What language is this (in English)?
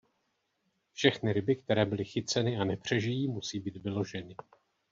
Czech